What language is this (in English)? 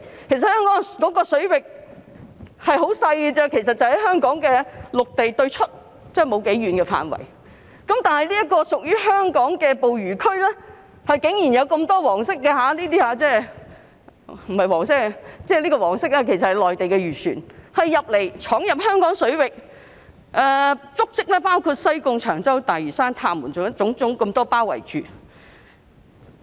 Cantonese